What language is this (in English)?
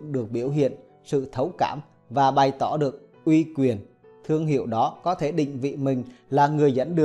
Vietnamese